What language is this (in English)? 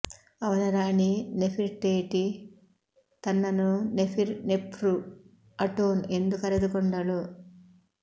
Kannada